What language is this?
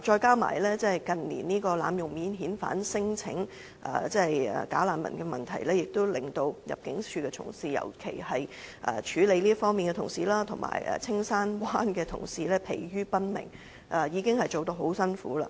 Cantonese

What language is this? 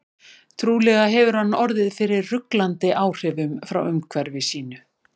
Icelandic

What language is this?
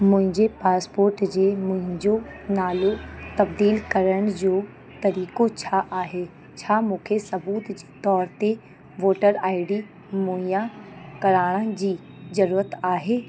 Sindhi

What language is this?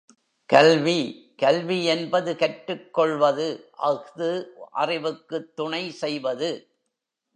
Tamil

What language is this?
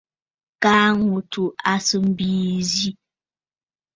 Bafut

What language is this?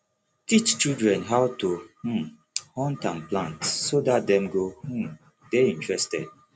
Nigerian Pidgin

